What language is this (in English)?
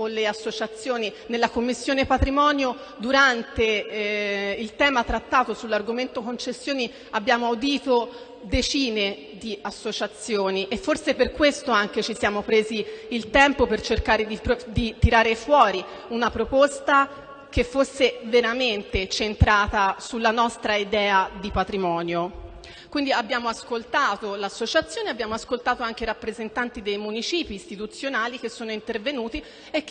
Italian